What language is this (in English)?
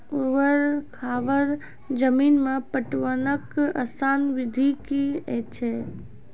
Maithili